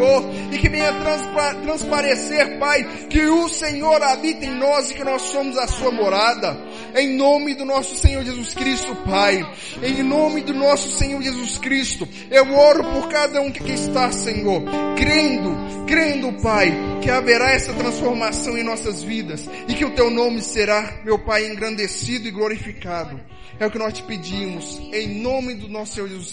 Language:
Portuguese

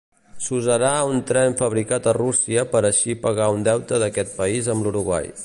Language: Catalan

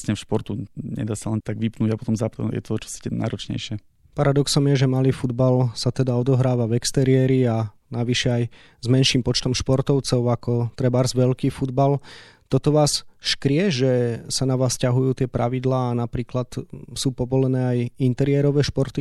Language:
Slovak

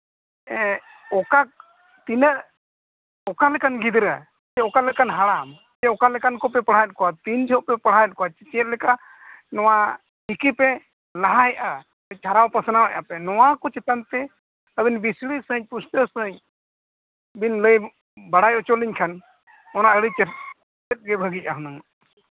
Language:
Santali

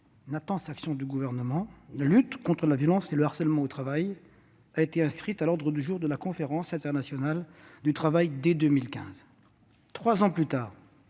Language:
French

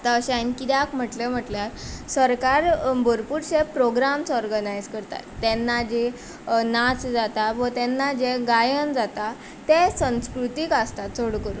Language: Konkani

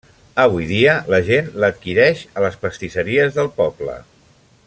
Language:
Catalan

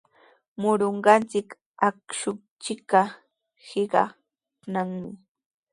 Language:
Sihuas Ancash Quechua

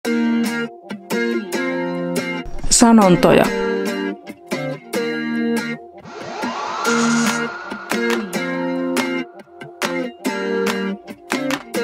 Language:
Finnish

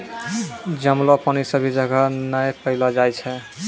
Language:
Maithili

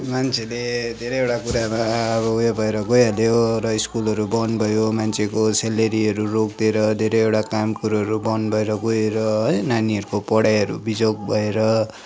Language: Nepali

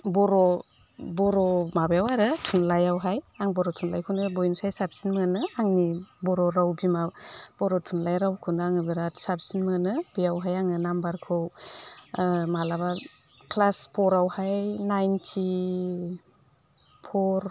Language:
Bodo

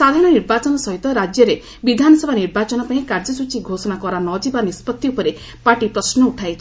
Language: Odia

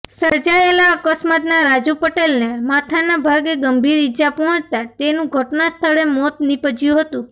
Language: Gujarati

